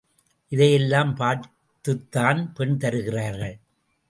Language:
Tamil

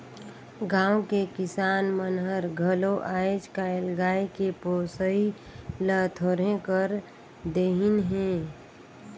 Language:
Chhattisgarhi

